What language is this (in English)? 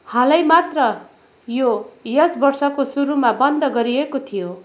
Nepali